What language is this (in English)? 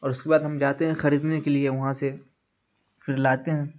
Urdu